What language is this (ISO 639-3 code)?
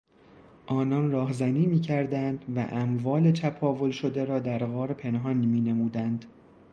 fas